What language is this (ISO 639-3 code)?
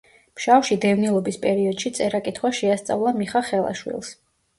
kat